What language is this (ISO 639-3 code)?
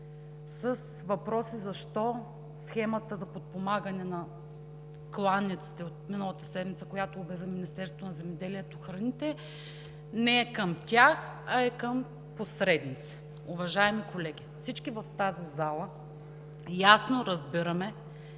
bul